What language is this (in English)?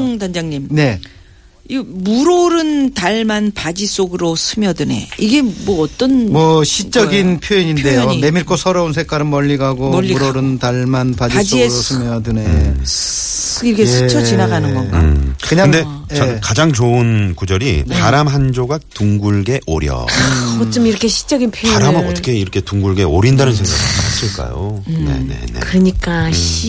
Korean